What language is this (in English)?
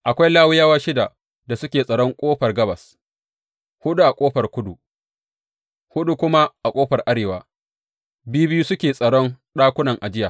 Hausa